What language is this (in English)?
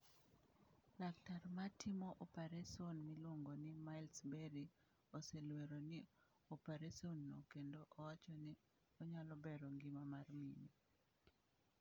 Luo (Kenya and Tanzania)